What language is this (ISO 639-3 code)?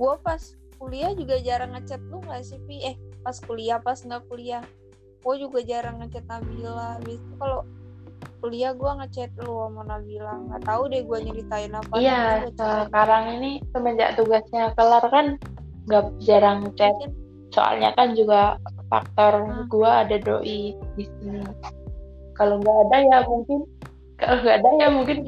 ind